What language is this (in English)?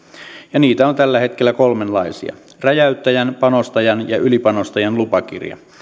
Finnish